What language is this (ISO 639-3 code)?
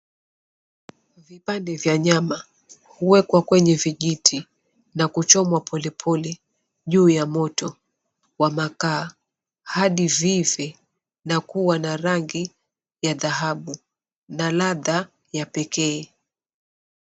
swa